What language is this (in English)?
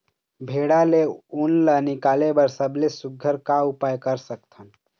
Chhattisgarhi